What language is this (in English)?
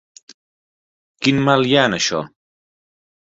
Catalan